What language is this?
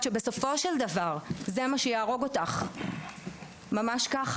Hebrew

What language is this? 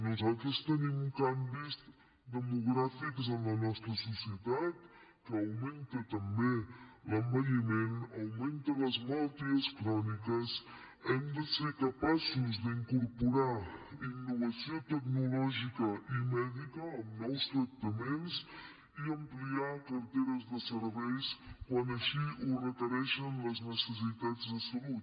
Catalan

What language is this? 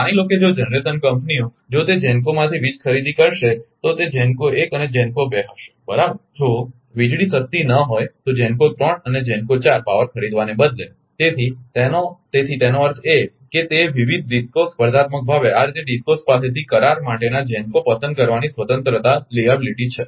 Gujarati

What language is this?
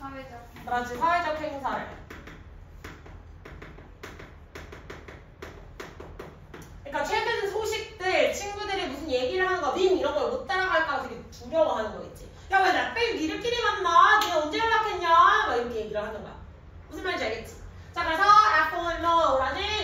Korean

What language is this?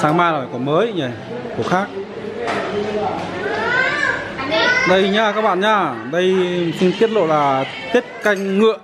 Vietnamese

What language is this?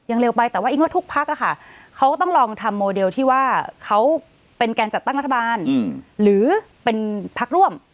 Thai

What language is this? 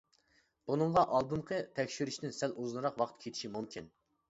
Uyghur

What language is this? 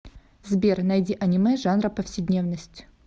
Russian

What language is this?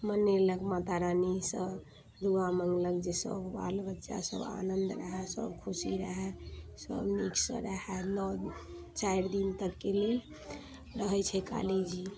Maithili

